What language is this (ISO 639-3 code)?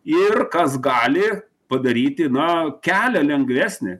lit